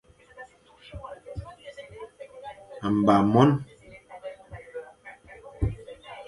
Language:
Fang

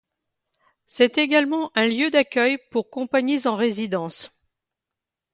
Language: French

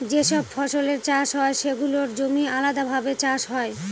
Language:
Bangla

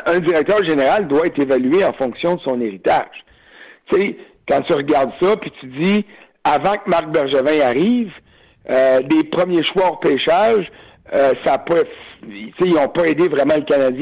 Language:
French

